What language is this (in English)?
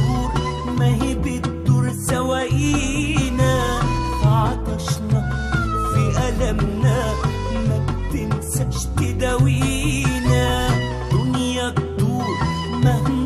Arabic